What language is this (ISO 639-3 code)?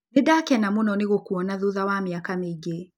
kik